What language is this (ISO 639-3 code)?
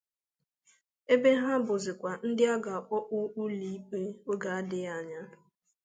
ibo